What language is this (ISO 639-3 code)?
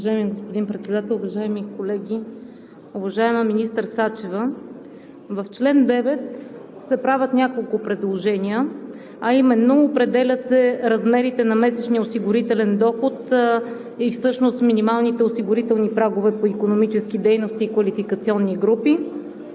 bul